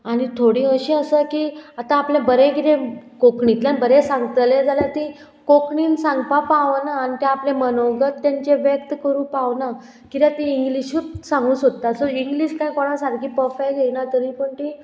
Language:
Konkani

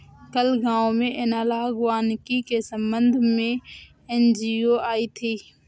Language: Hindi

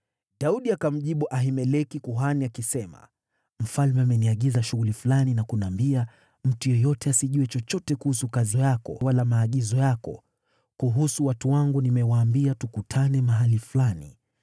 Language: Swahili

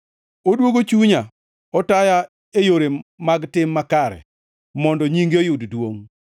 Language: Luo (Kenya and Tanzania)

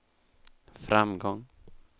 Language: Swedish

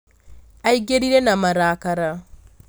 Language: Kikuyu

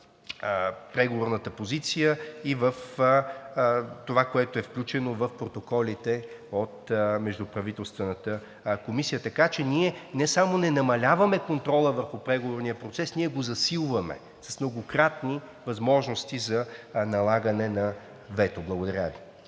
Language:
Bulgarian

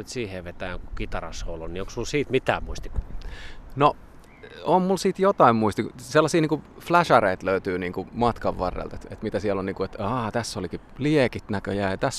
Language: Finnish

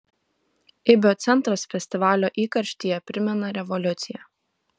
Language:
Lithuanian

